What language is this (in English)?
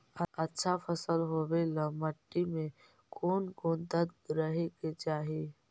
Magahi